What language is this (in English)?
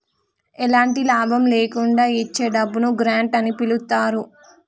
Telugu